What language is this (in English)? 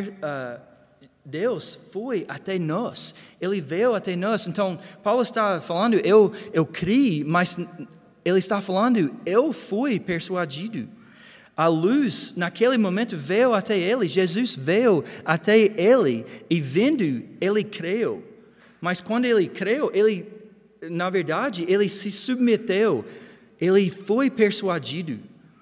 Portuguese